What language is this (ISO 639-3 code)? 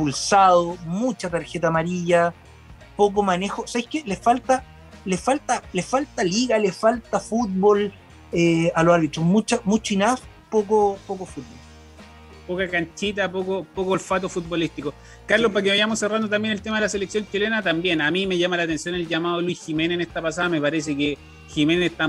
spa